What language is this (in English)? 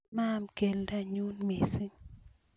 Kalenjin